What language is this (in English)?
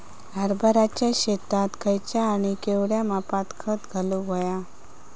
Marathi